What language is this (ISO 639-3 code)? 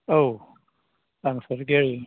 brx